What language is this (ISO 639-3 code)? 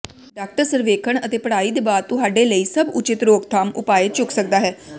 pan